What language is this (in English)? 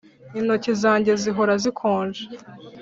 Kinyarwanda